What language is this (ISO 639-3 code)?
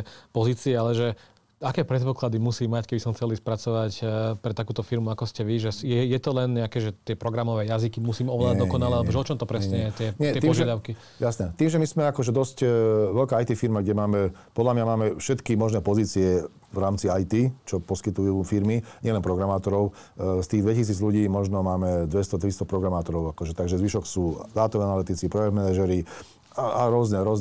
slk